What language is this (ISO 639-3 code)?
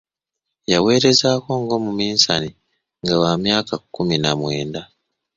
lug